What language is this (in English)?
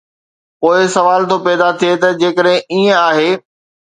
Sindhi